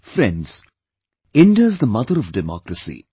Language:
English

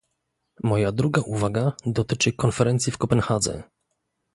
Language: Polish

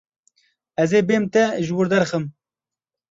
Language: Kurdish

